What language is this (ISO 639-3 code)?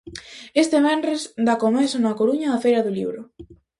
glg